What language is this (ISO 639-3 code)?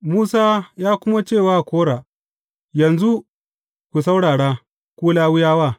hau